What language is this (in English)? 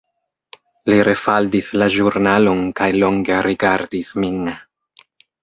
Esperanto